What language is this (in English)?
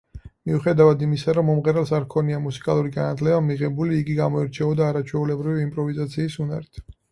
Georgian